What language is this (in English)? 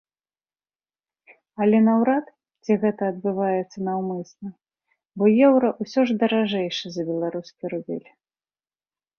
Belarusian